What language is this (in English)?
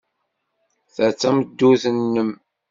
Kabyle